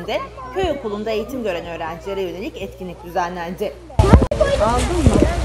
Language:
Turkish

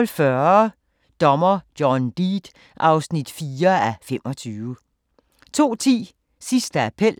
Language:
Danish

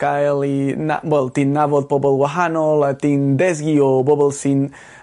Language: Welsh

